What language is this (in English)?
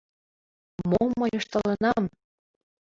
Mari